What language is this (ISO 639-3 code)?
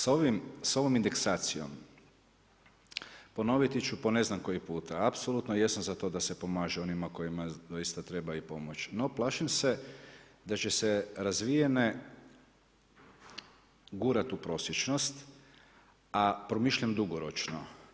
hrv